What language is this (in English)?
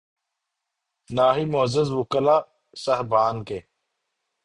Urdu